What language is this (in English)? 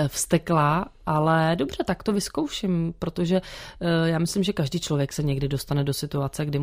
Czech